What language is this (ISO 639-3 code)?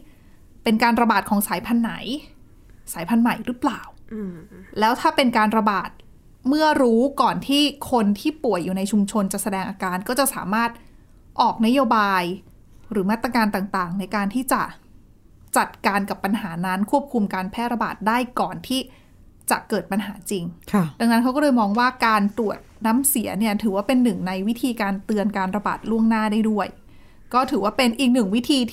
tha